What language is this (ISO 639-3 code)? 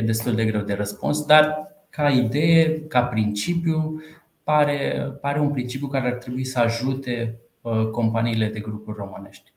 ron